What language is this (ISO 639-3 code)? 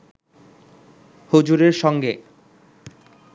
ben